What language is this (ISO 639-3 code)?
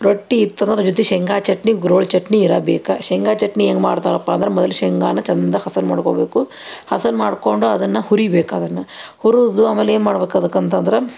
kan